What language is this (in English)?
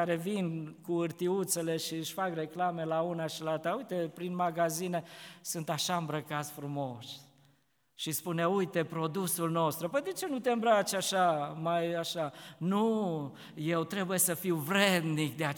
Romanian